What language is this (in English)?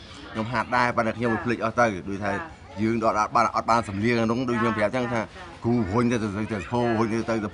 Thai